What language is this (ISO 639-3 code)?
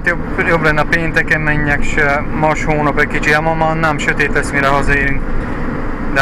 hun